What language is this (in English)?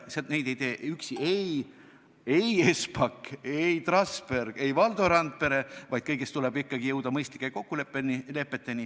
Estonian